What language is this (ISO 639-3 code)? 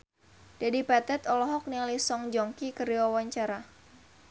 sun